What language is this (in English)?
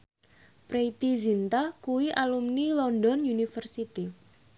Javanese